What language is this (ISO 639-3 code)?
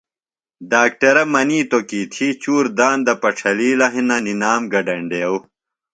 phl